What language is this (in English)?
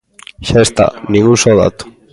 Galician